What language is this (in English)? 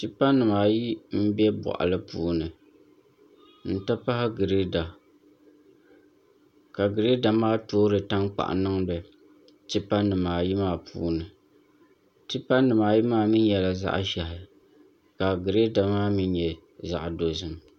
Dagbani